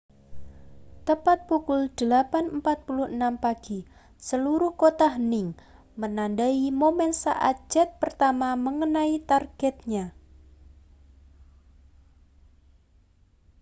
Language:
Indonesian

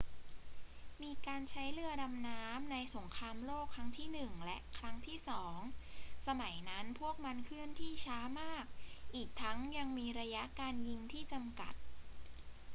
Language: Thai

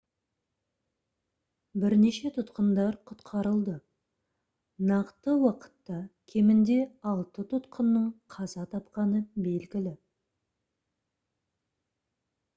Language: Kazakh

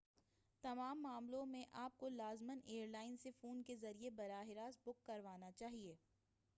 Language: Urdu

